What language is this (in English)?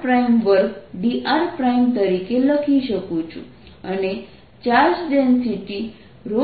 Gujarati